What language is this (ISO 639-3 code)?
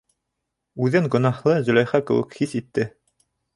bak